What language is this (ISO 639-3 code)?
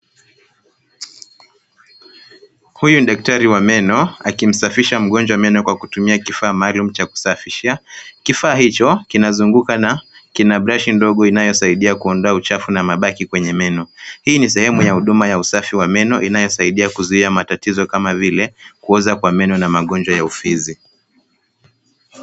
swa